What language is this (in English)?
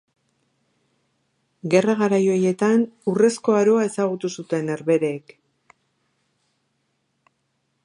Basque